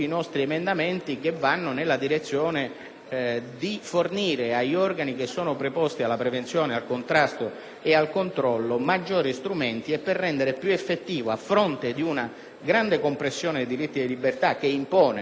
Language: Italian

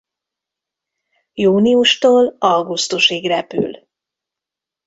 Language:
Hungarian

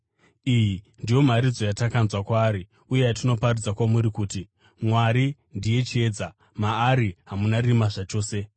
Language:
Shona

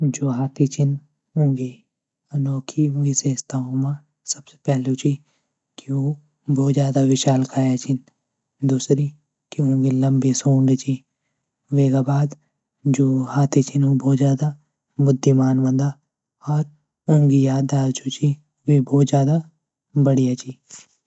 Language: Garhwali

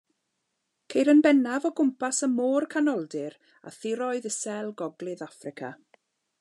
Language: Welsh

